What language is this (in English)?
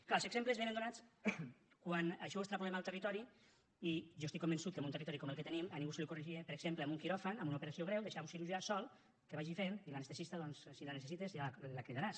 Catalan